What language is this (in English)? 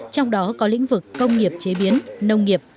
Vietnamese